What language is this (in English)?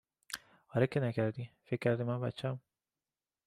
Persian